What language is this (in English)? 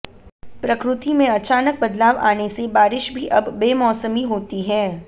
Hindi